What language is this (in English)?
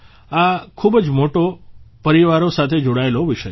Gujarati